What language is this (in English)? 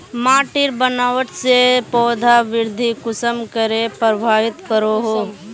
Magahi